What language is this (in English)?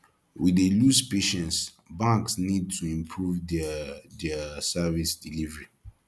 Nigerian Pidgin